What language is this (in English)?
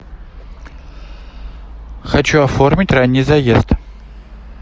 Russian